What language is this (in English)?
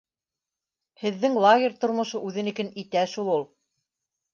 Bashkir